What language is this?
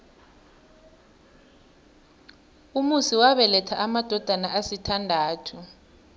South Ndebele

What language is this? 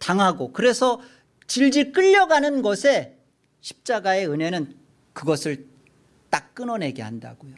Korean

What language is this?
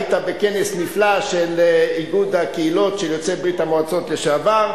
Hebrew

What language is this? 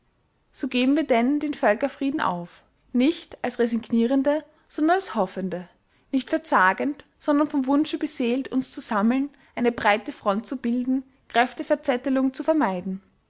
German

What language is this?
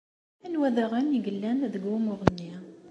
Kabyle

